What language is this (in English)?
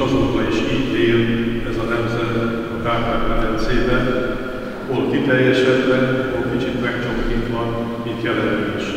Hungarian